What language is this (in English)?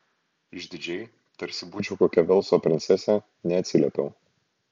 Lithuanian